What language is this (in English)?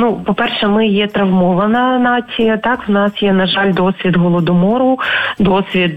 Ukrainian